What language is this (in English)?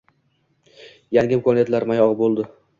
Uzbek